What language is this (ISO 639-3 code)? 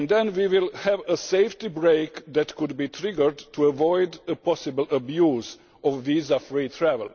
eng